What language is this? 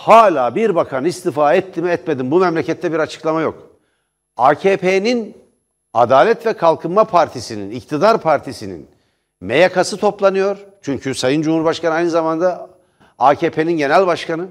Turkish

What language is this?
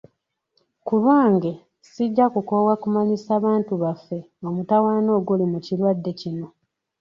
Ganda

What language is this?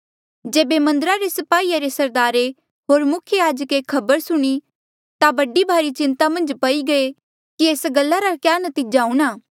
Mandeali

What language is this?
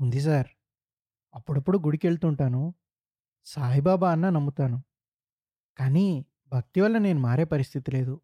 Telugu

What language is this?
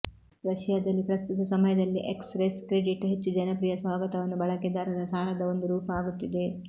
Kannada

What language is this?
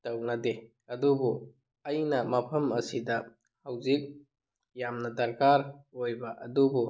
Manipuri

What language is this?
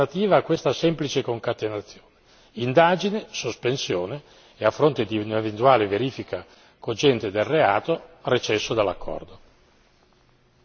Italian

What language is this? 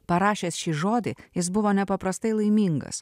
Lithuanian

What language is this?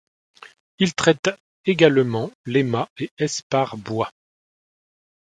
French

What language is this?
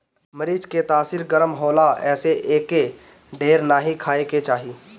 Bhojpuri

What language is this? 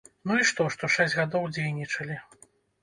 Belarusian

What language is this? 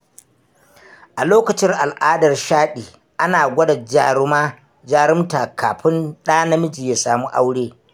Hausa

